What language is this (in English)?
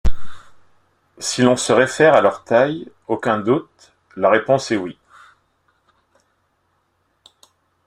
French